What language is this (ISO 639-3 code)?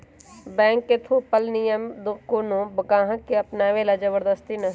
mag